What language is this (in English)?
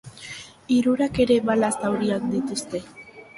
Basque